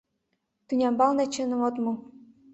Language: Mari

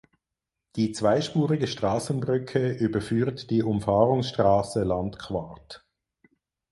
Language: German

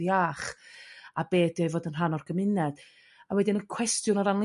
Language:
Welsh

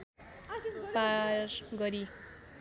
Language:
Nepali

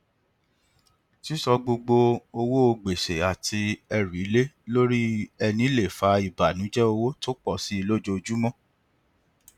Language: Yoruba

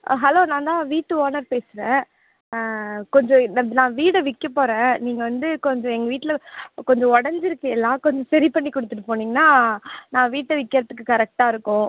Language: Tamil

